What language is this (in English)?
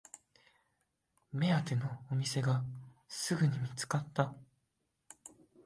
Japanese